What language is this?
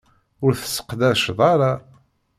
Kabyle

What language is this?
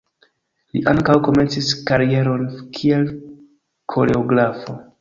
Esperanto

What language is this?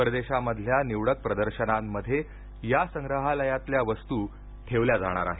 Marathi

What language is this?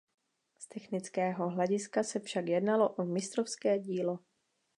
Czech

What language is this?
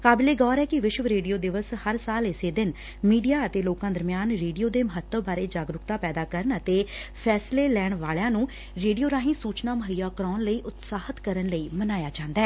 Punjabi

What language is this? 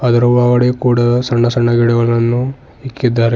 Kannada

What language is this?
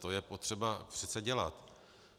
Czech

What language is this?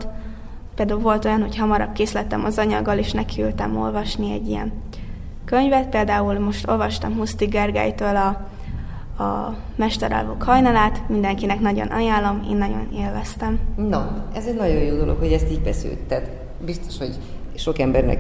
Hungarian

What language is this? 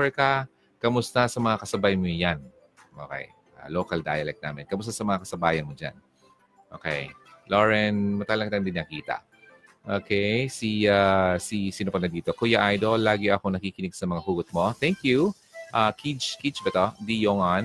Filipino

